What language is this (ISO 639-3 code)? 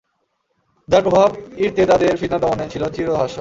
ben